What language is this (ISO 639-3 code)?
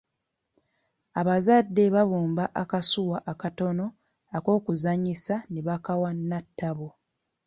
lug